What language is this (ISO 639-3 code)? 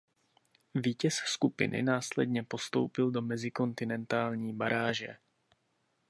ces